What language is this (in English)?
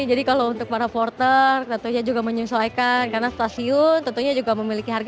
Indonesian